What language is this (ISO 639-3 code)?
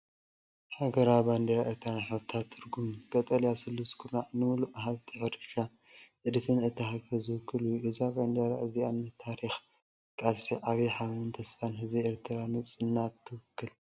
tir